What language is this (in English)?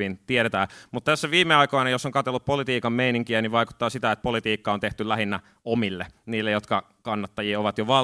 Finnish